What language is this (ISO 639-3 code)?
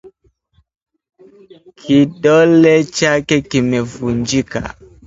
swa